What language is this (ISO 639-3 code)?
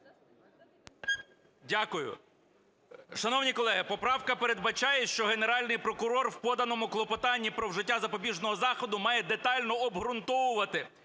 ukr